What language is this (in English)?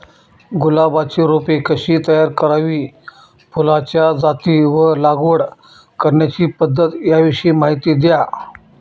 Marathi